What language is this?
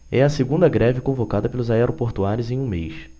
Portuguese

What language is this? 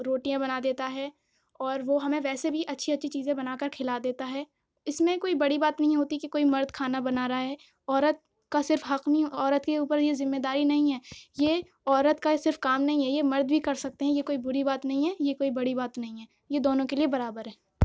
Urdu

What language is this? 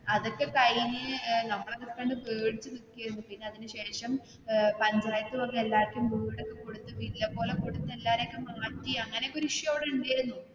Malayalam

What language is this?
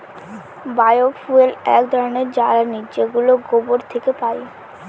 Bangla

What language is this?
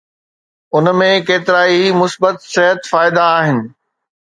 Sindhi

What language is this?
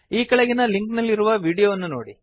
Kannada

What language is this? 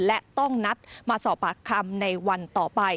Thai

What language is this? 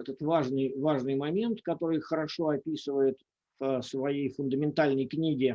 Russian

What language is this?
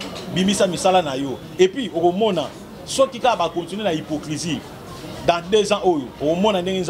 French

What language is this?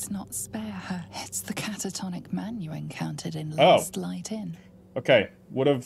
English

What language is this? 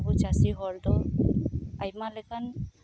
Santali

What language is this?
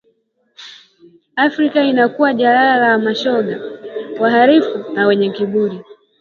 Swahili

